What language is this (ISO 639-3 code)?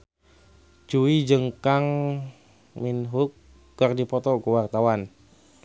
sun